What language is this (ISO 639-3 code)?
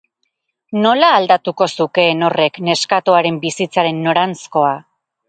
eus